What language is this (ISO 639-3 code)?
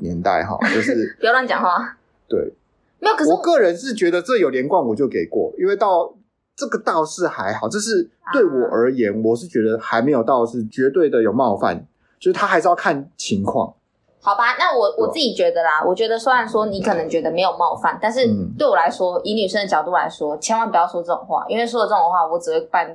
zho